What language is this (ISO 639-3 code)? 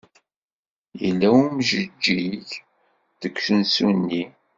kab